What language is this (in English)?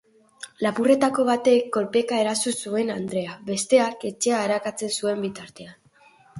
Basque